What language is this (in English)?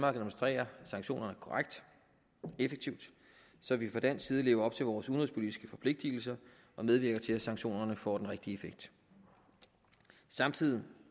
Danish